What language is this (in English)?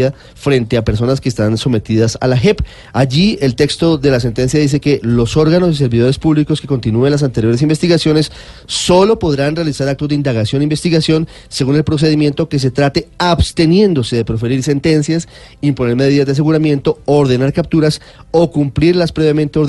Spanish